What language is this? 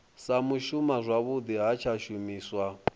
Venda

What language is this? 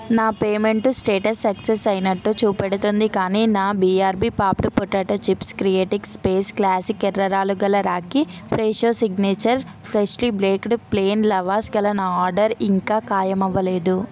Telugu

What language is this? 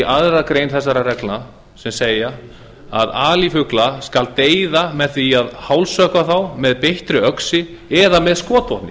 Icelandic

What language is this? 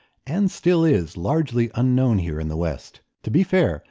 English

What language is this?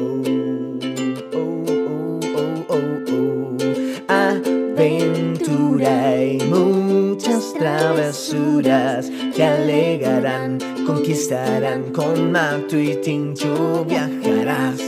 Spanish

